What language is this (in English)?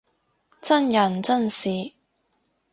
Cantonese